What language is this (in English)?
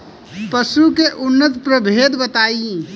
Bhojpuri